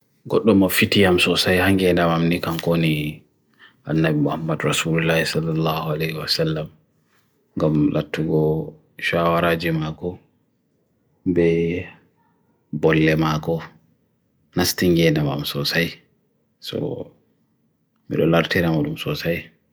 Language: Bagirmi Fulfulde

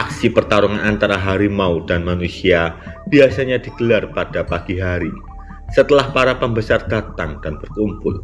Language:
Indonesian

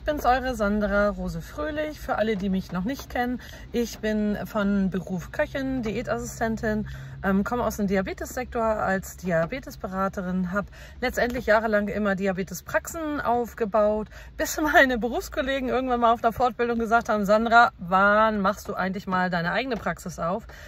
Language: German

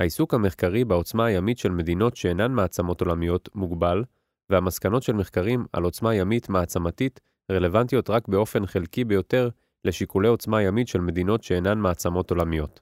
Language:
Hebrew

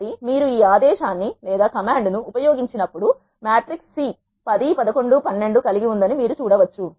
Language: Telugu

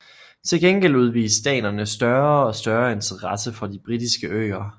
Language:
Danish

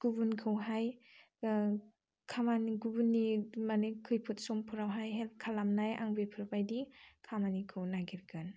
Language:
Bodo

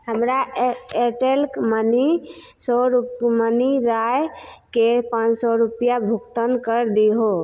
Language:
Maithili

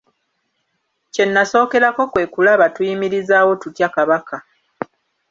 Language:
Ganda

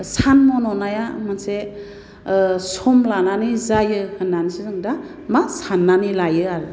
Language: Bodo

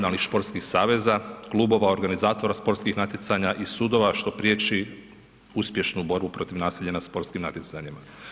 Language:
Croatian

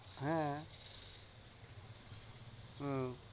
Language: Bangla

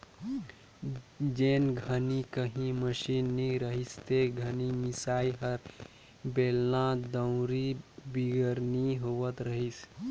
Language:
Chhattisgarhi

